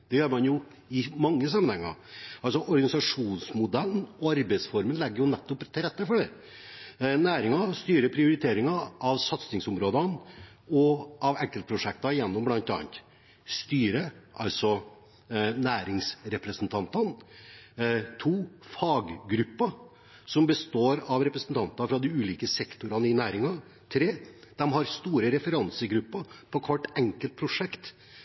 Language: Norwegian Bokmål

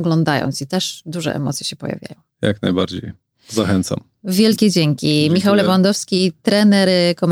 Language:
Polish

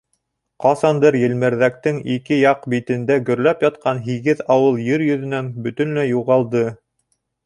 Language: Bashkir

